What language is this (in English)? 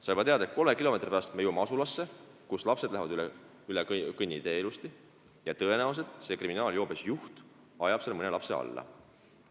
Estonian